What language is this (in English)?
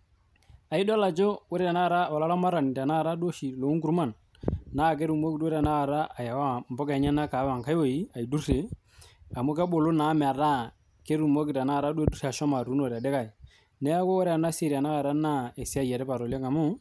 Masai